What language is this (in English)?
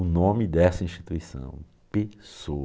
Portuguese